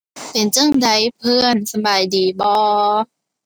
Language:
Thai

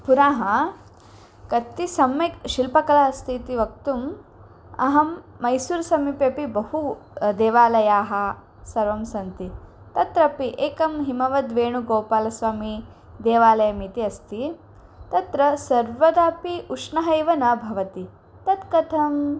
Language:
Sanskrit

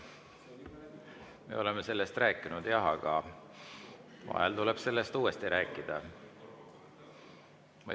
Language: Estonian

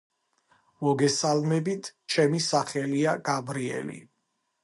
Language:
Georgian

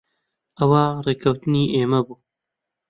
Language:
Central Kurdish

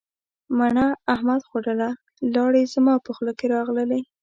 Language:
Pashto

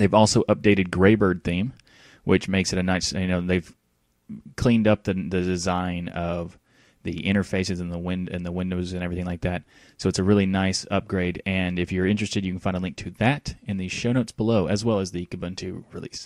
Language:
English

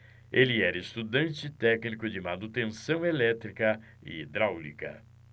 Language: Portuguese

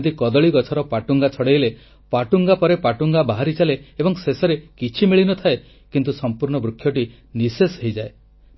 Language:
Odia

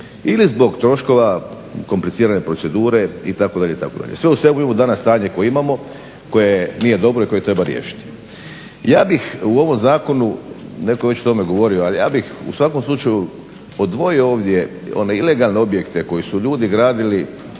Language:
Croatian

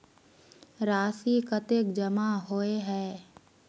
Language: Magahi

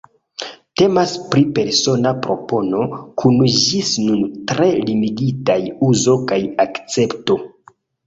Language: Esperanto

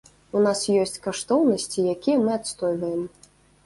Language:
Belarusian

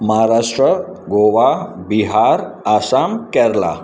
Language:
Sindhi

